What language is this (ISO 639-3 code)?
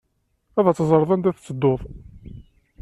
kab